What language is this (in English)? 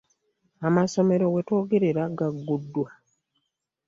Ganda